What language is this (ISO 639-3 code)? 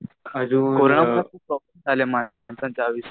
mar